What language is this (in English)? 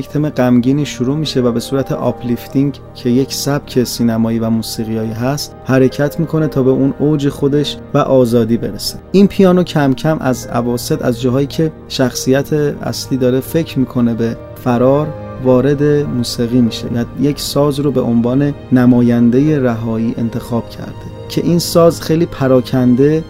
Persian